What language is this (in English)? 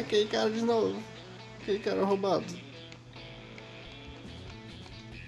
Portuguese